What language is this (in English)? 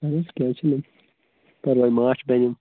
Kashmiri